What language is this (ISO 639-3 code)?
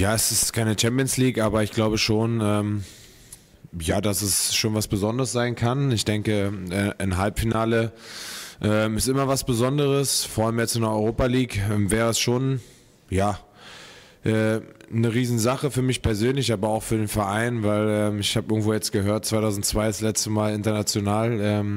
deu